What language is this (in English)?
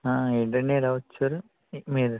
Telugu